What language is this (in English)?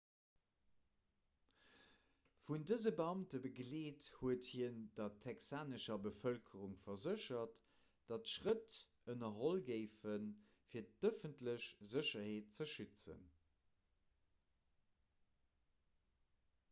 Luxembourgish